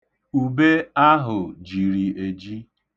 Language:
Igbo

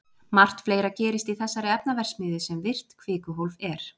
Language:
Icelandic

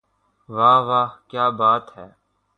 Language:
Urdu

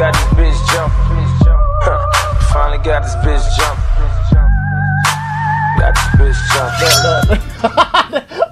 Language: Indonesian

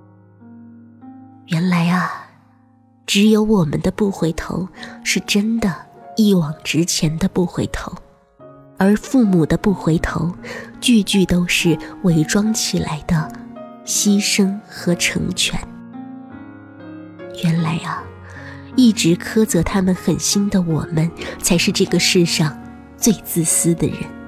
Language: Chinese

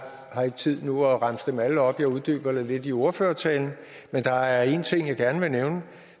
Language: Danish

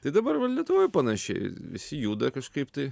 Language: Lithuanian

